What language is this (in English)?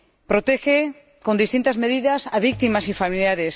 Spanish